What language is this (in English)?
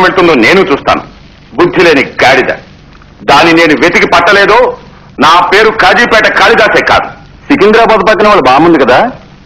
Romanian